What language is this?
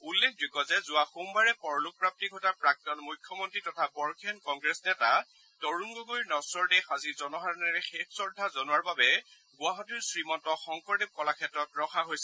Assamese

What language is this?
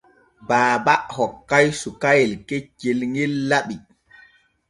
Borgu Fulfulde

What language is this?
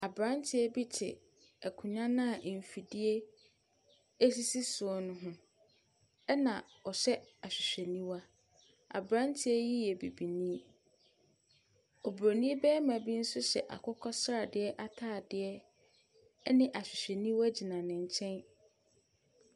Akan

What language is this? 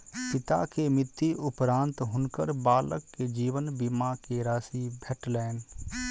Maithili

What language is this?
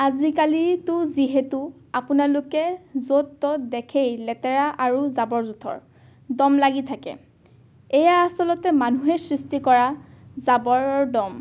Assamese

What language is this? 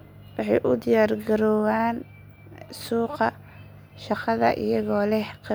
Somali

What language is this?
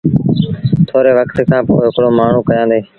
Sindhi Bhil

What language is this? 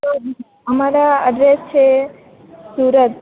Gujarati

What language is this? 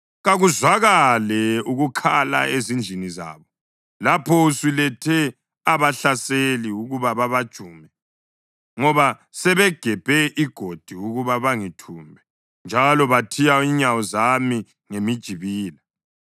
North Ndebele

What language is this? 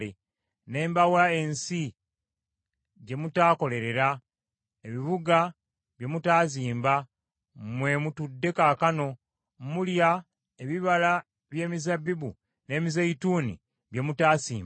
Ganda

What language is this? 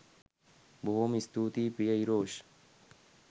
Sinhala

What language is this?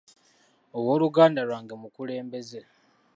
Ganda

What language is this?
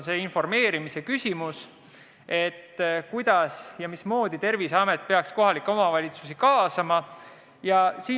Estonian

